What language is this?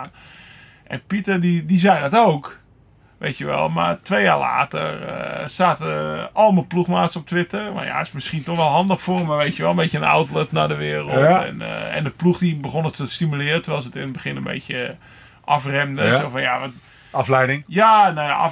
Dutch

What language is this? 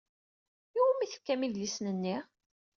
Kabyle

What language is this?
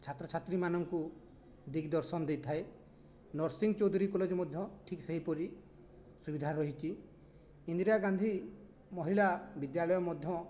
Odia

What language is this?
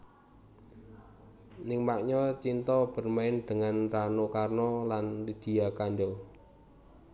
Javanese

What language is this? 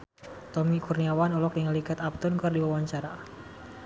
Sundanese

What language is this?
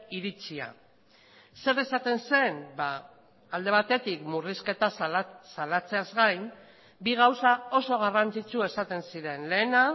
Basque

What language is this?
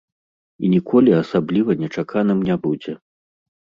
Belarusian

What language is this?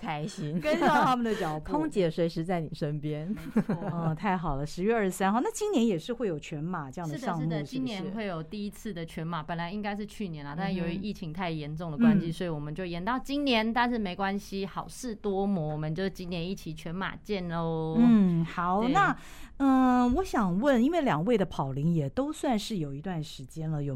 Chinese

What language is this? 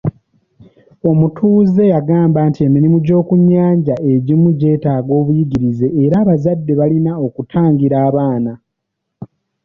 Ganda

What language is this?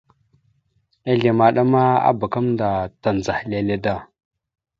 Mada (Cameroon)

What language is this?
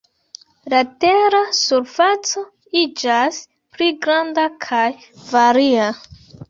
Esperanto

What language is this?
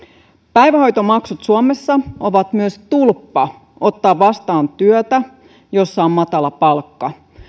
Finnish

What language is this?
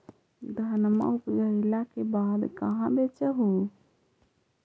Magahi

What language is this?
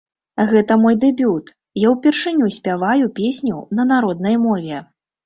Belarusian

